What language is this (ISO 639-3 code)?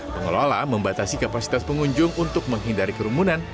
ind